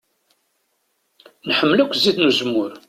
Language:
Kabyle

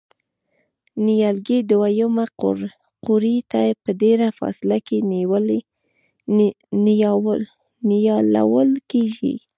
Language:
Pashto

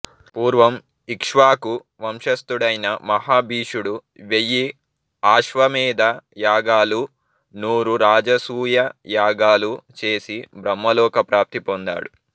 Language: Telugu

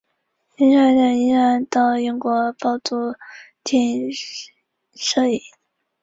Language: Chinese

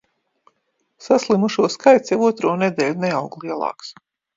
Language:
Latvian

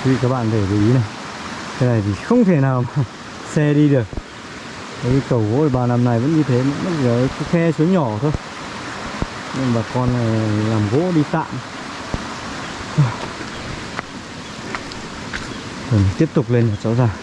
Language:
Vietnamese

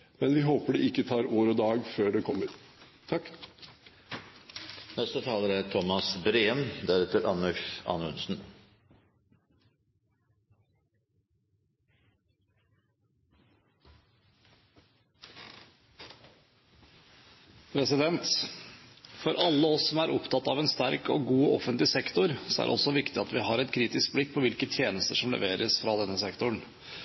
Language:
Norwegian Bokmål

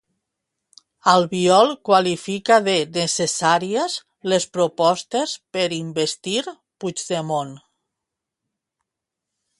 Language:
Catalan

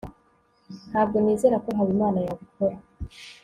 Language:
Kinyarwanda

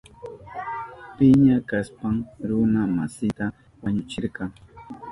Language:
Southern Pastaza Quechua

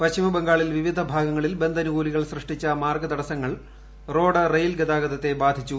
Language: Malayalam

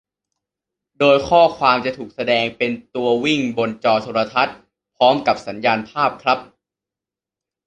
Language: Thai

